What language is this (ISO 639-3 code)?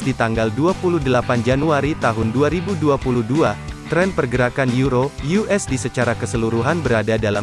ind